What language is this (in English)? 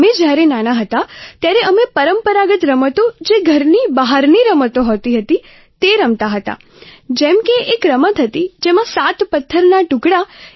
Gujarati